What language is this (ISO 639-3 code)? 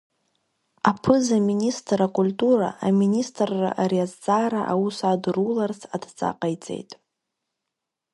abk